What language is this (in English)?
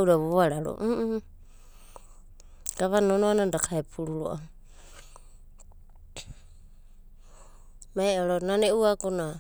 Abadi